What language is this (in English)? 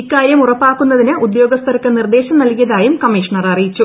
Malayalam